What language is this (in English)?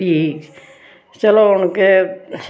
Dogri